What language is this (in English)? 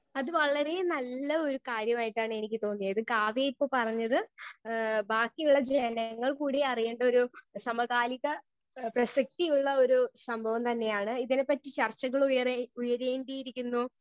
Malayalam